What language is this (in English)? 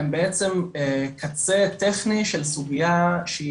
Hebrew